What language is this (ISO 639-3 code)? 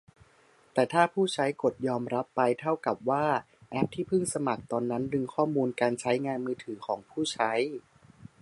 tha